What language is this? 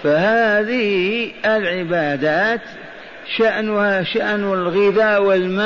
Arabic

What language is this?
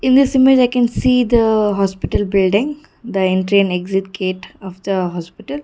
English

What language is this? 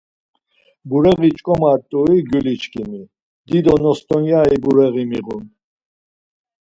Laz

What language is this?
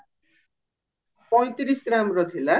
Odia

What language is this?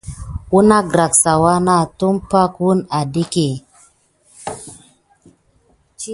Gidar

